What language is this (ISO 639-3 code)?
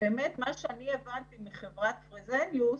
heb